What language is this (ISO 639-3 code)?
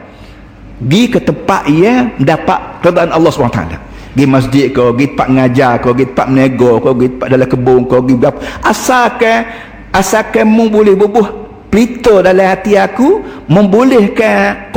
msa